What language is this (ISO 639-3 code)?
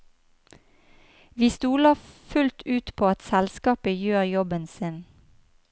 nor